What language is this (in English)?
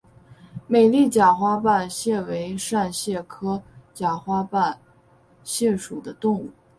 Chinese